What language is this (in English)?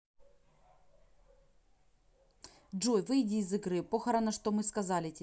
Russian